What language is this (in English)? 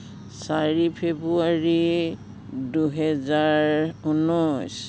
Assamese